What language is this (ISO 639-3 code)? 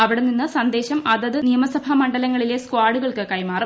mal